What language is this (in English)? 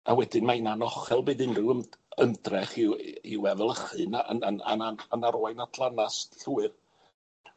Welsh